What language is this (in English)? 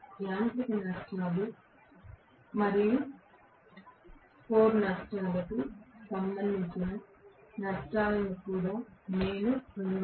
Telugu